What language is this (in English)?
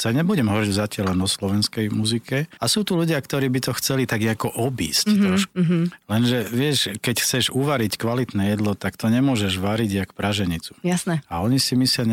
Slovak